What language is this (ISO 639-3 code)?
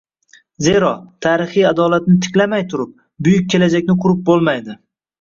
uzb